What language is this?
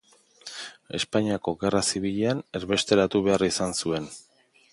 Basque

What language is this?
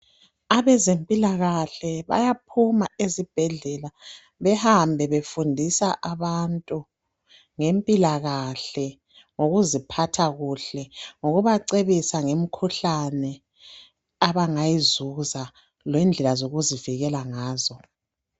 North Ndebele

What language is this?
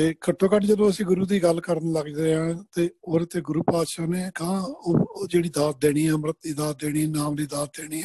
Punjabi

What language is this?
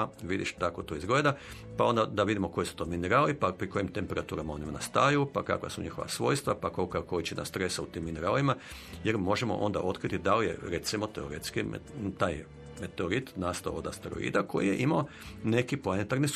Croatian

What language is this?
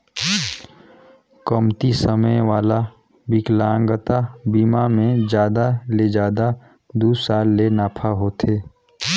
Chhattisgarhi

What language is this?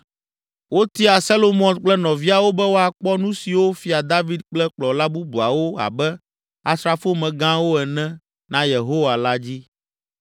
Ewe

